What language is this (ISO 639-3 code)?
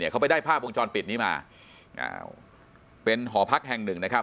tha